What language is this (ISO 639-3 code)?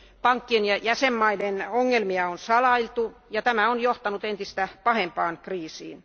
fin